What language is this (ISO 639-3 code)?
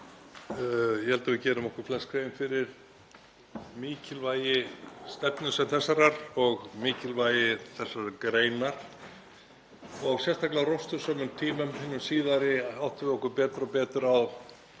isl